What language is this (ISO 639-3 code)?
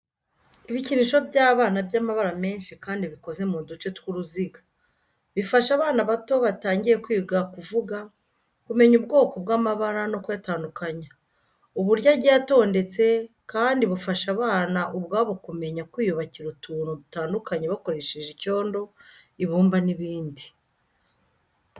kin